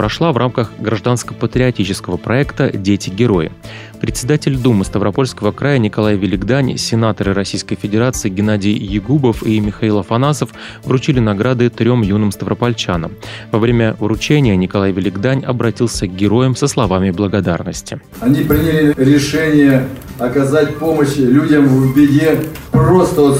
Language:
Russian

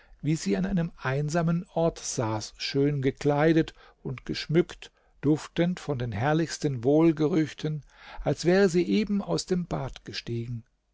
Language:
German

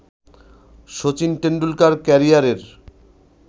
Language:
Bangla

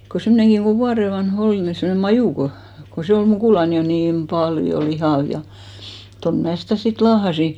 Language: Finnish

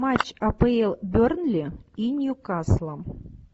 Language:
Russian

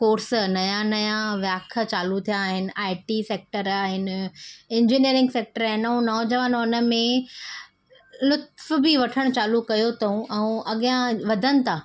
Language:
Sindhi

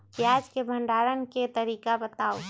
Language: Magahi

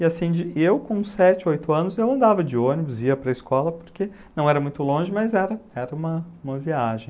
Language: Portuguese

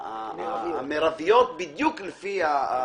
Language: Hebrew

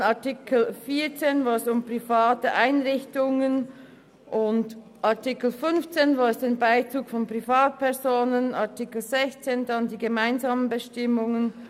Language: Swiss German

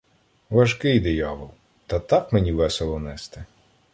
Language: Ukrainian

